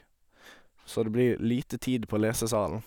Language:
Norwegian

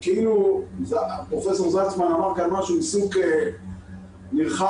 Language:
Hebrew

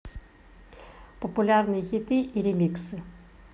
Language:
Russian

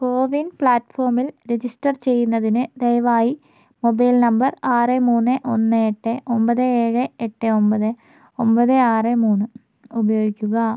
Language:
Malayalam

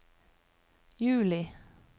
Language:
Norwegian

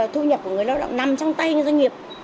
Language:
Vietnamese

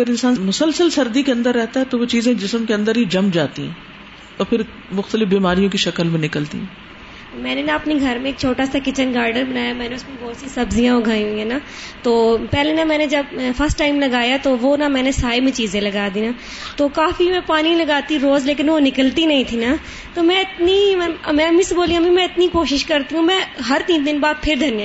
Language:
Urdu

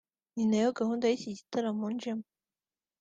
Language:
Kinyarwanda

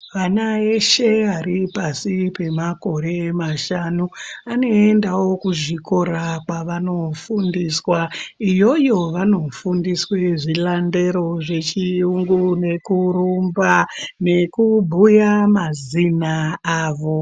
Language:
Ndau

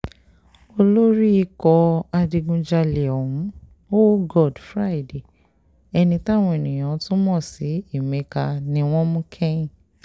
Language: Yoruba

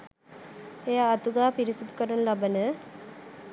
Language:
Sinhala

